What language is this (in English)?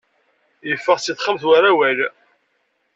Kabyle